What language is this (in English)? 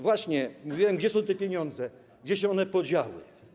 Polish